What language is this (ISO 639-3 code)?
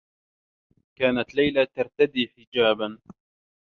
ara